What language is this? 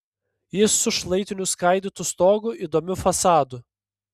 Lithuanian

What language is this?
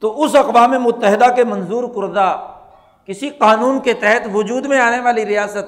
Urdu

